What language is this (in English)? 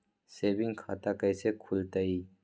Magahi